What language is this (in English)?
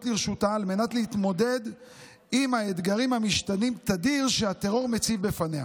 Hebrew